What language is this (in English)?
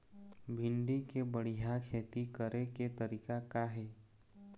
Chhattisgarhi